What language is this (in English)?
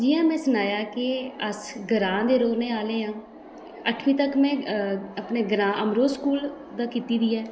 Dogri